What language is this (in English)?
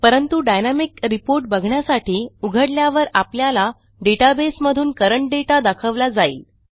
Marathi